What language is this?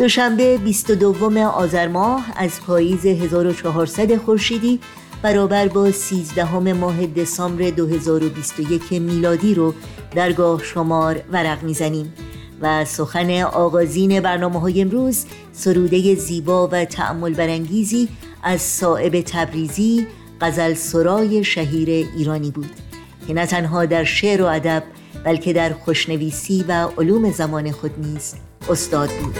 Persian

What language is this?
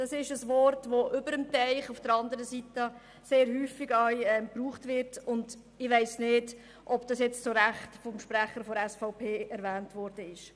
Swiss German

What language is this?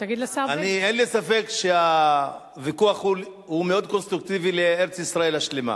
Hebrew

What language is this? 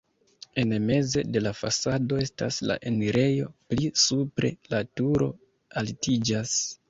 Esperanto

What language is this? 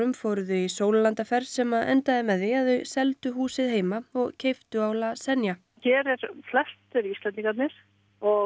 Icelandic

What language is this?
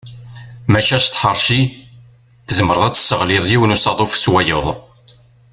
Kabyle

